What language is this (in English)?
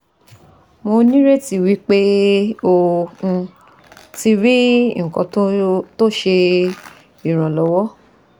Yoruba